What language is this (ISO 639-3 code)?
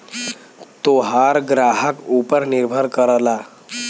bho